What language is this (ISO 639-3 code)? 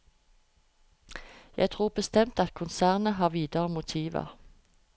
nor